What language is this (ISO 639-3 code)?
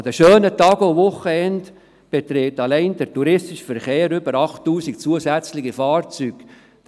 gsw